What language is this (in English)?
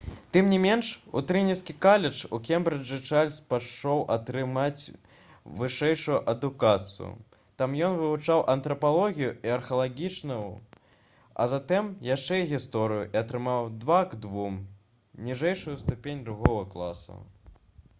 Belarusian